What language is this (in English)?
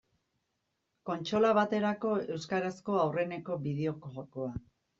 Basque